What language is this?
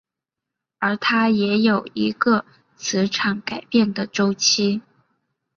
Chinese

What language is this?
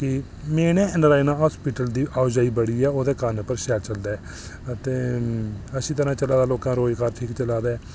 Dogri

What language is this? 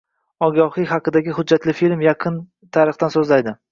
Uzbek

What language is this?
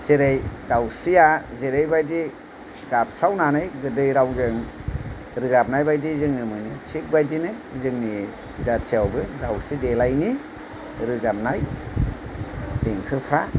Bodo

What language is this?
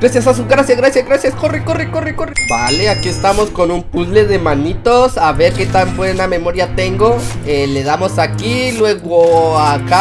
Spanish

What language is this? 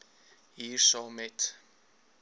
Afrikaans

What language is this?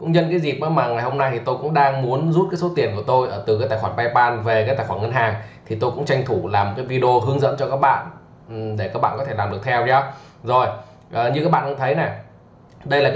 Vietnamese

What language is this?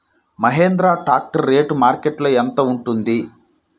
Telugu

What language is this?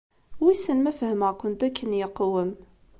Kabyle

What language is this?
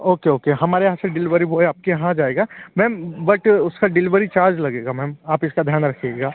Hindi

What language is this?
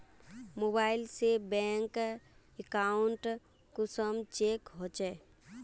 Magahi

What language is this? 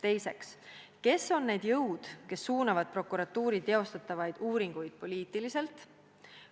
Estonian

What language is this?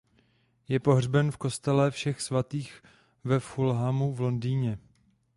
Czech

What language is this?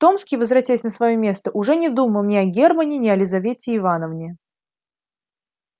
Russian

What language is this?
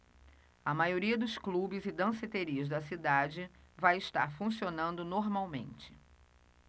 Portuguese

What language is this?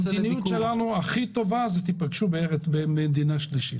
Hebrew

